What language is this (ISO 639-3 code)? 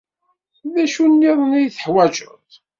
kab